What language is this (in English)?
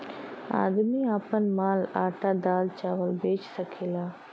Bhojpuri